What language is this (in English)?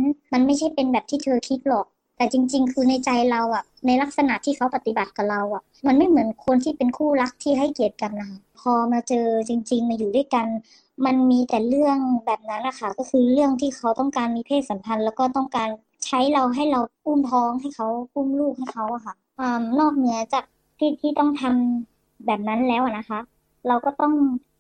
Thai